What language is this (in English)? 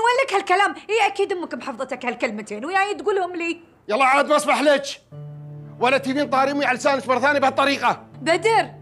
Arabic